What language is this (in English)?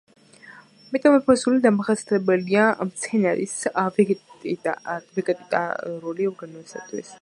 Georgian